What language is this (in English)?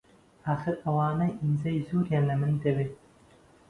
Central Kurdish